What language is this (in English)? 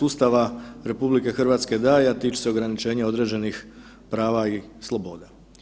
Croatian